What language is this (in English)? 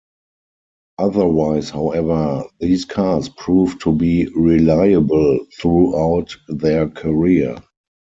English